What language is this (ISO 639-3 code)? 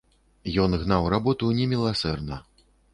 bel